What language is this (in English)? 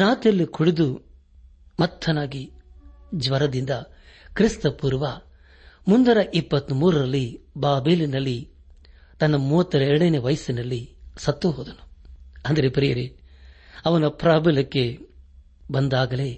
Kannada